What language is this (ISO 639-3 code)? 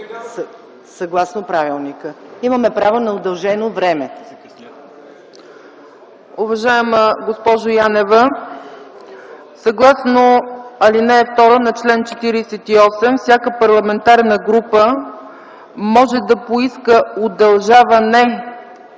bul